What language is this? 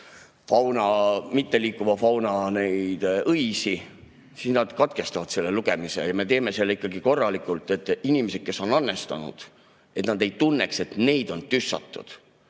Estonian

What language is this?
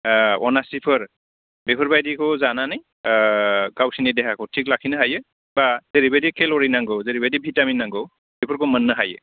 Bodo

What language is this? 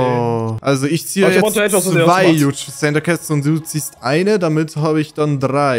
German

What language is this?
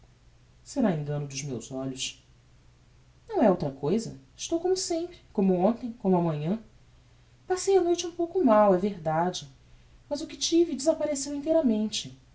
Portuguese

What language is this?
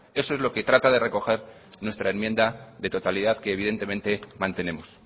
Spanish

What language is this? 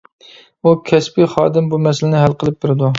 Uyghur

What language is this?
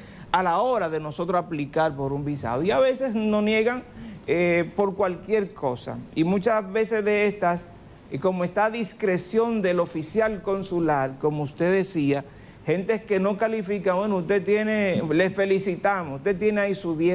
Spanish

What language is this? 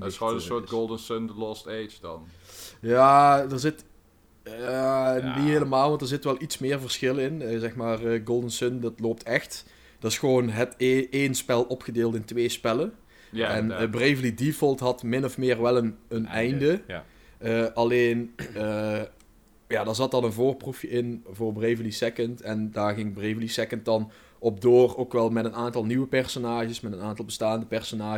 Dutch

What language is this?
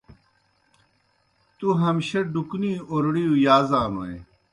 Kohistani Shina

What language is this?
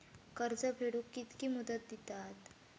Marathi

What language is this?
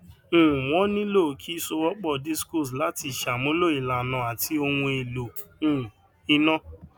Yoruba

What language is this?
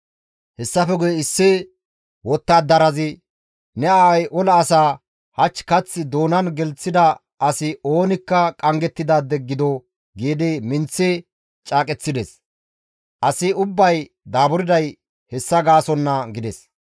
Gamo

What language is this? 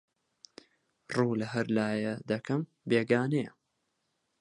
Central Kurdish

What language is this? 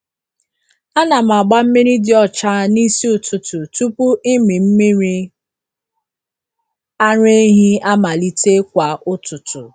Igbo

